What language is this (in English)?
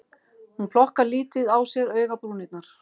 Icelandic